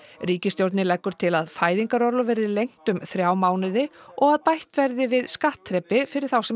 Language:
Icelandic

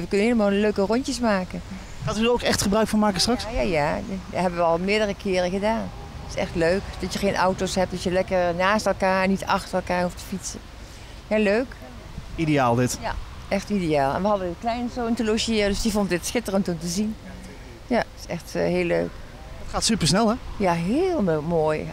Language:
Dutch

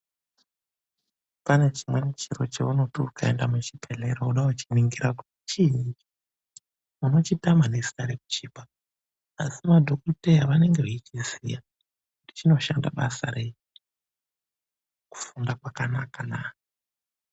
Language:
Ndau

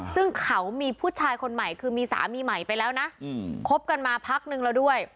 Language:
Thai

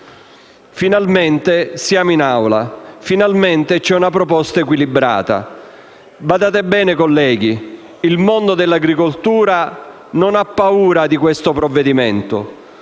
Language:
Italian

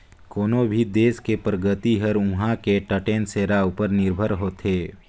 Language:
Chhattisgarhi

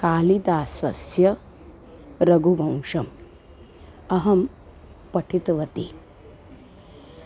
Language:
Sanskrit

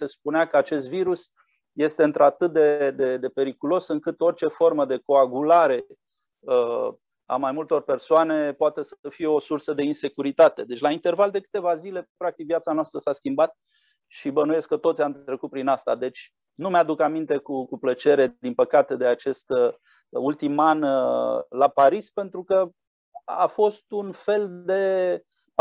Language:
Romanian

